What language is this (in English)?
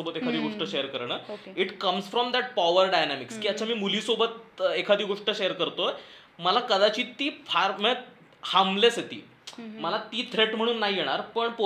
Marathi